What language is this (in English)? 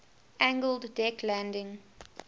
English